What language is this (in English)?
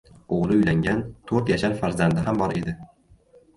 Uzbek